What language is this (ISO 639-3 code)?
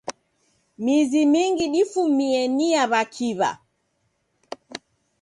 dav